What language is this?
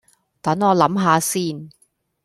Cantonese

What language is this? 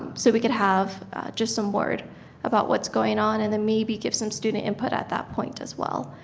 English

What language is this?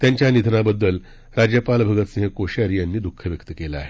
Marathi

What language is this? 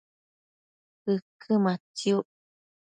Matsés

